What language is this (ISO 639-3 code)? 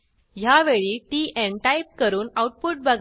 mar